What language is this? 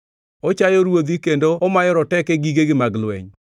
Luo (Kenya and Tanzania)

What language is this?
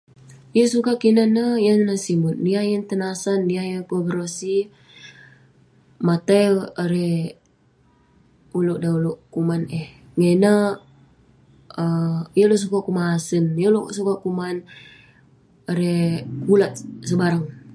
Western Penan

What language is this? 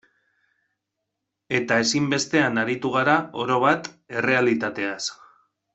Basque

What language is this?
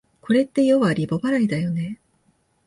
Japanese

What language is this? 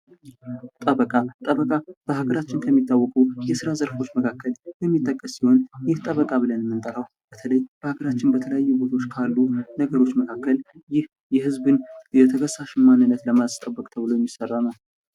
Amharic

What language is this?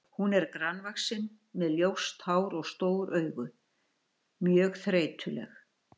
Icelandic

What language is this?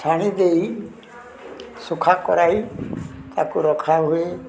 Odia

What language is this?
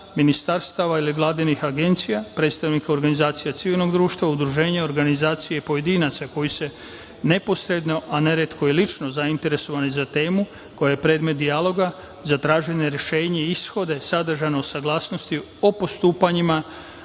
Serbian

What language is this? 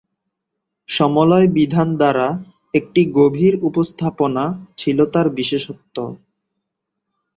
Bangla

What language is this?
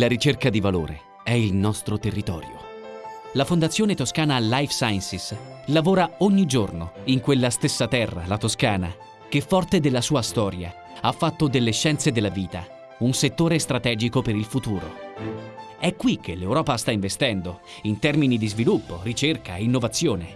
Italian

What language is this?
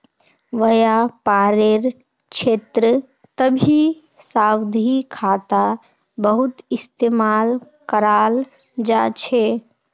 Magahi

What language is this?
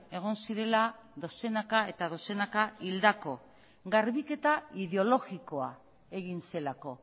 Basque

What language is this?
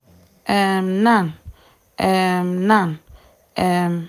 Nigerian Pidgin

